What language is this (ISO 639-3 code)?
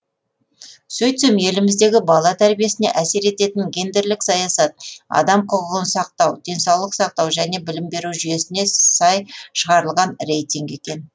kaz